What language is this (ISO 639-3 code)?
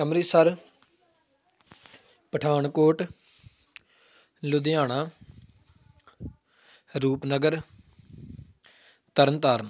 pan